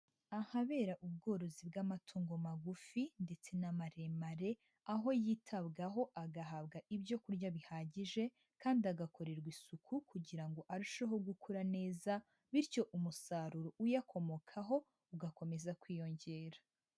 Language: Kinyarwanda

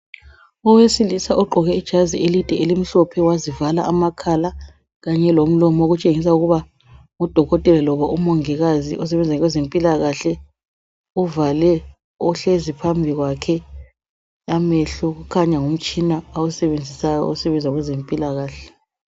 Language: North Ndebele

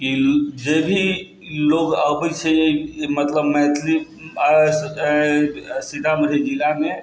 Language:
Maithili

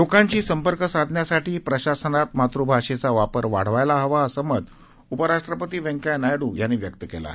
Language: Marathi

